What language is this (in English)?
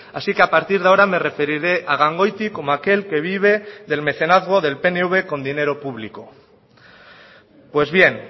Spanish